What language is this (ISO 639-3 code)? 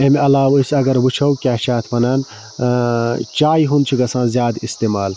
kas